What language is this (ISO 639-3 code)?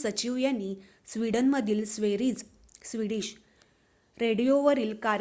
mar